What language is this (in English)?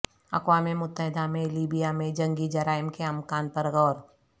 Urdu